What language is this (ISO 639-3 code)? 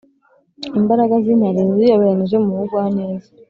kin